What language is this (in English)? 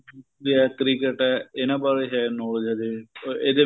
Punjabi